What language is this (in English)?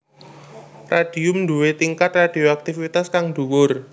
Javanese